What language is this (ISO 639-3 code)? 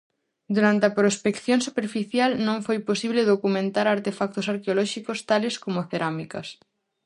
glg